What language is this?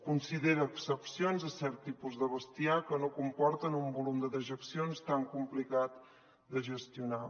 Catalan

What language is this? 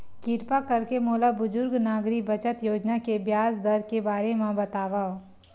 Chhattisgarhi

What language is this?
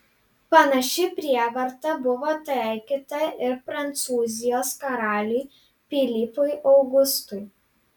Lithuanian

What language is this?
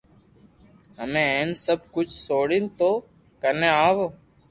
Loarki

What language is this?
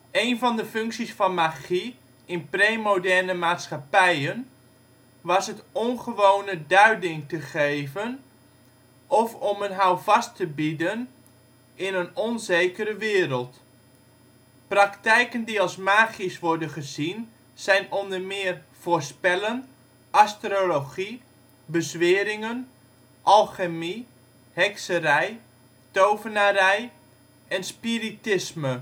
Dutch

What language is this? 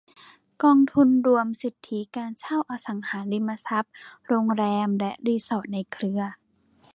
Thai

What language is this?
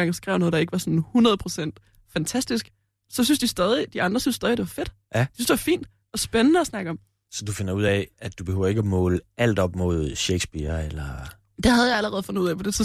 Danish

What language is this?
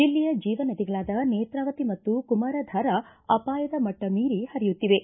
Kannada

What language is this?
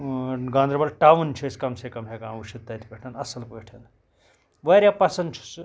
Kashmiri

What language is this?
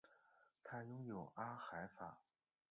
Chinese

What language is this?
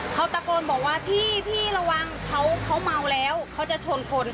Thai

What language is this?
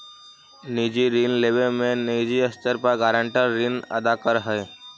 Magahi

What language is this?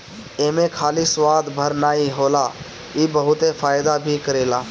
Bhojpuri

